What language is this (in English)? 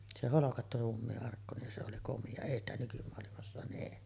Finnish